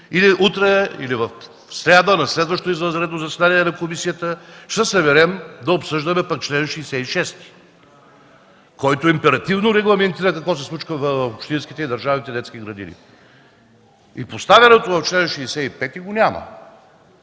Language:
Bulgarian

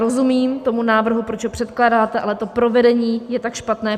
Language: Czech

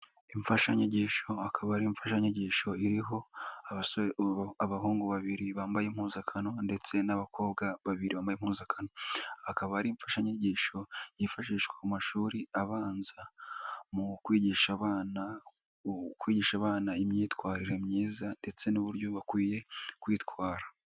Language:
Kinyarwanda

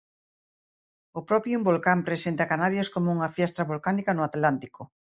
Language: Galician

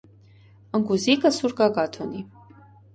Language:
Armenian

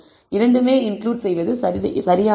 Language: Tamil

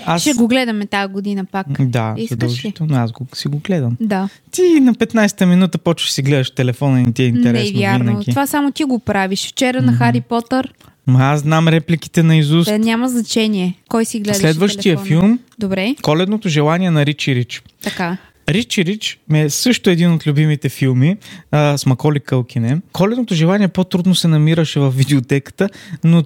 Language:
Bulgarian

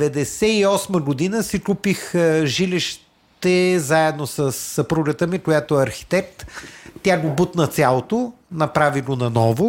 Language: Bulgarian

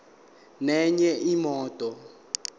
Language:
Zulu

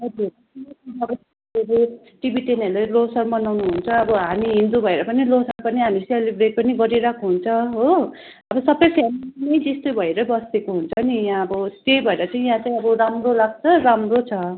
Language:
Nepali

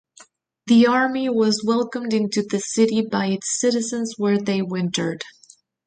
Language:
English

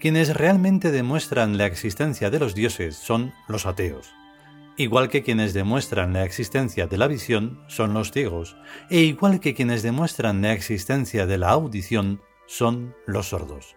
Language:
Spanish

